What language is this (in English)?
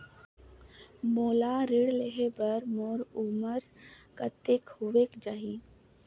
Chhattisgarhi